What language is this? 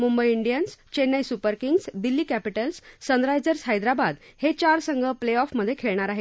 Marathi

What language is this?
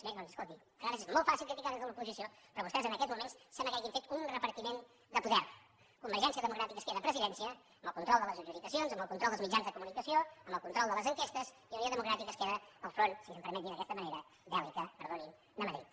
Catalan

